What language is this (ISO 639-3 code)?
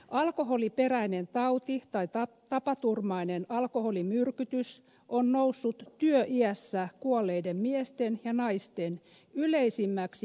fin